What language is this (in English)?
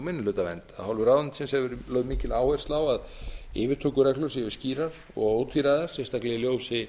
Icelandic